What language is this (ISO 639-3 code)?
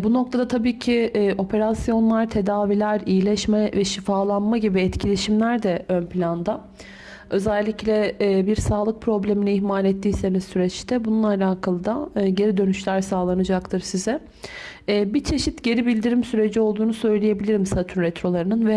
tur